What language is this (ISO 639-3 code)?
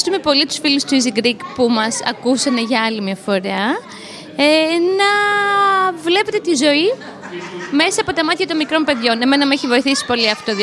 ell